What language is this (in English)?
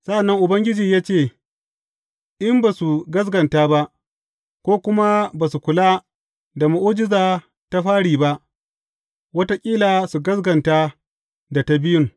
Hausa